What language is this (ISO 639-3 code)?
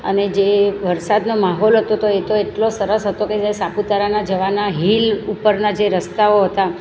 guj